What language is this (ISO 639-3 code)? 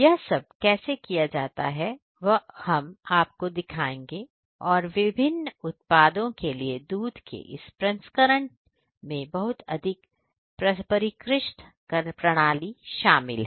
hin